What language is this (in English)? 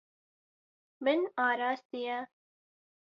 Kurdish